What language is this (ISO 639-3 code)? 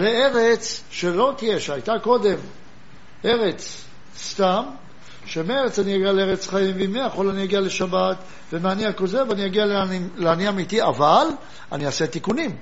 heb